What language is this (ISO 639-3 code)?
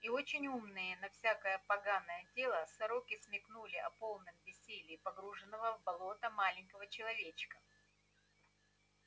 rus